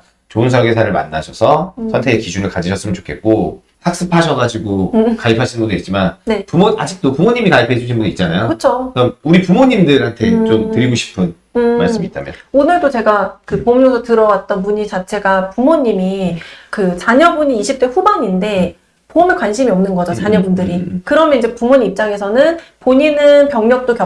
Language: Korean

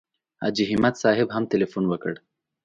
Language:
Pashto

